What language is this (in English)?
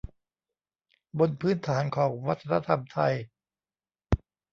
Thai